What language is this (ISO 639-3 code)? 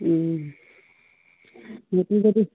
asm